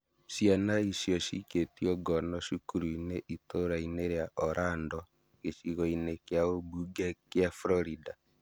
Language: Kikuyu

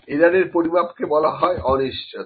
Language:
Bangla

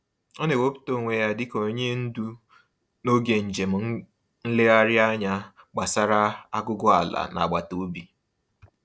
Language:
Igbo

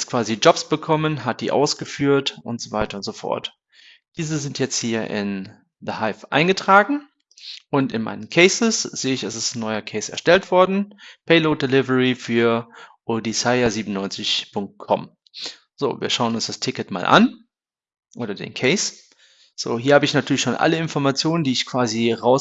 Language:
German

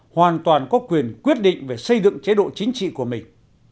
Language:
Vietnamese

